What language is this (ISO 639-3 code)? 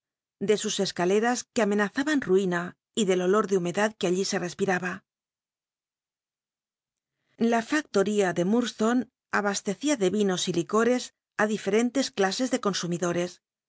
spa